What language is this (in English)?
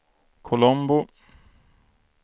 Swedish